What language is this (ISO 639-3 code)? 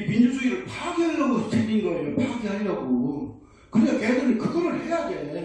kor